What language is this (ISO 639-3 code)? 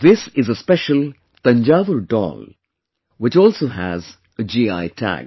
eng